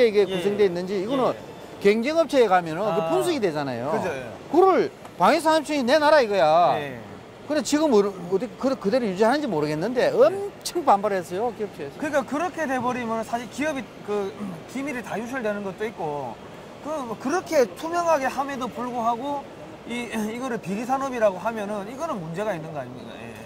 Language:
Korean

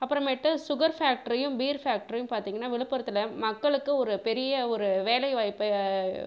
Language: Tamil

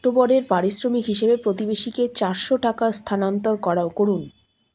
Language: Bangla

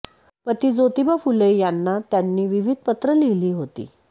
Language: Marathi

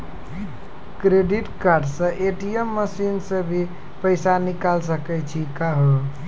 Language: Maithili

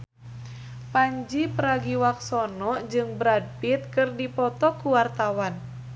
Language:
Sundanese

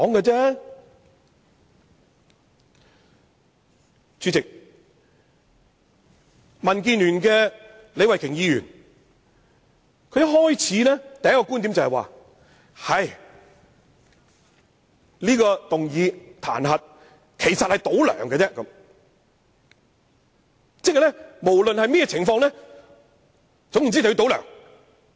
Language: Cantonese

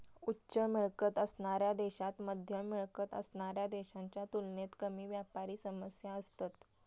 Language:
Marathi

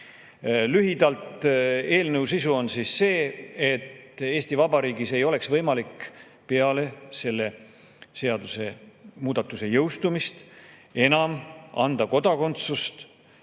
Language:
Estonian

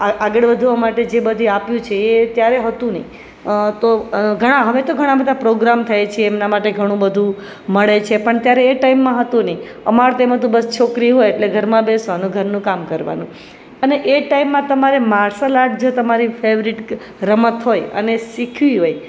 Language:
Gujarati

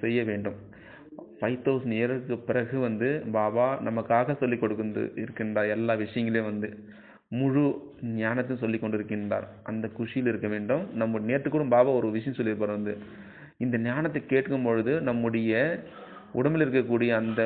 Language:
Tamil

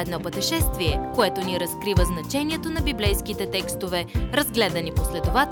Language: Bulgarian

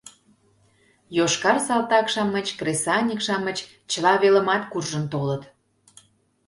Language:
Mari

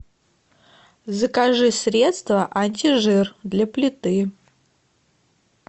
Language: Russian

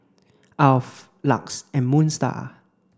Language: English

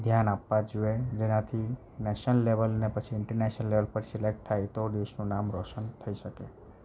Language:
Gujarati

